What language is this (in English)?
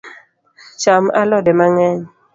Luo (Kenya and Tanzania)